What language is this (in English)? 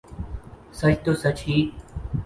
Urdu